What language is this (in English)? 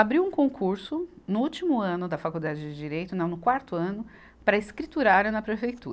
Portuguese